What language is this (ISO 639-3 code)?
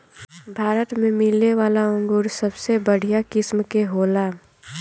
bho